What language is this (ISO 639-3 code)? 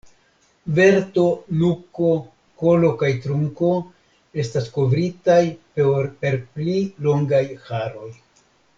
epo